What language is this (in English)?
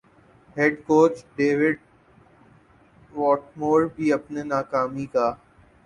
Urdu